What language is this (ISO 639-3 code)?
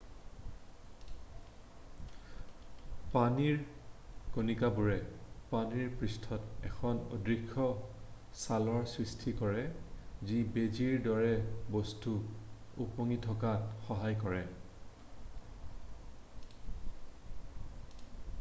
asm